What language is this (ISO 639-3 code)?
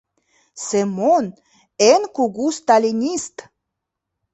chm